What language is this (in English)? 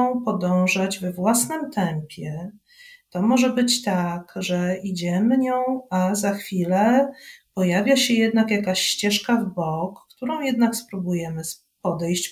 Polish